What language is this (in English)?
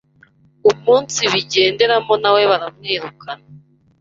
Kinyarwanda